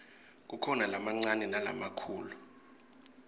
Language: Swati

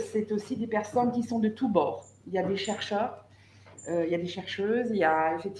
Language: French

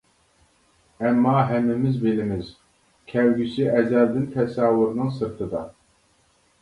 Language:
Uyghur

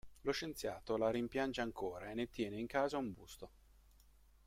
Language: Italian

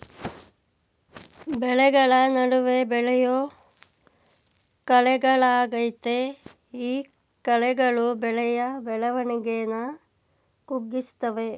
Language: Kannada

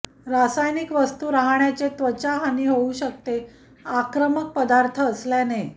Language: Marathi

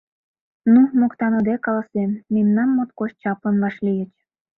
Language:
Mari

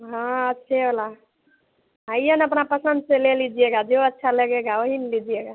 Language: Hindi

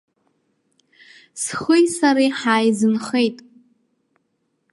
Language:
Abkhazian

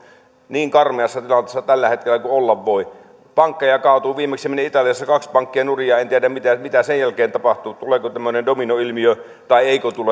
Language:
Finnish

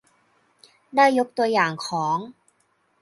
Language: Thai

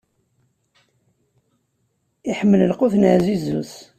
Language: Kabyle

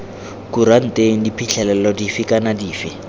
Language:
Tswana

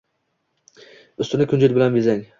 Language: Uzbek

